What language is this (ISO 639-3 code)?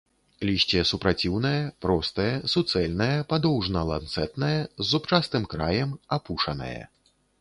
bel